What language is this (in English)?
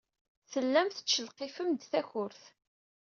Kabyle